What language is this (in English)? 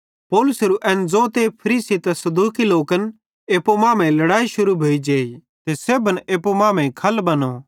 Bhadrawahi